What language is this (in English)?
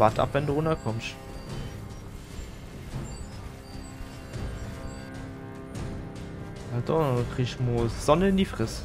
German